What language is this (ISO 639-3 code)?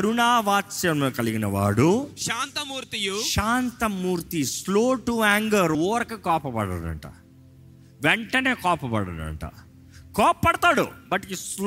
tel